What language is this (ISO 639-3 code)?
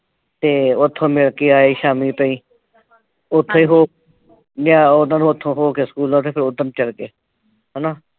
pan